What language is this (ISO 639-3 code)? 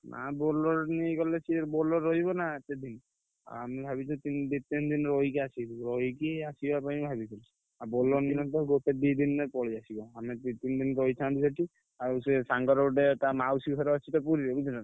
ori